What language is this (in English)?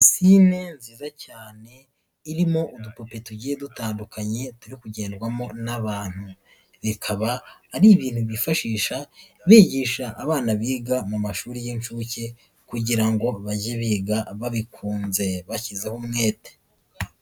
Kinyarwanda